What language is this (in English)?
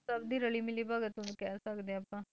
Punjabi